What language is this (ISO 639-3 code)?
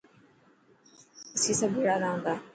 mki